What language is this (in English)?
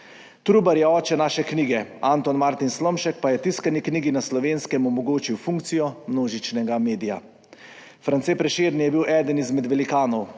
Slovenian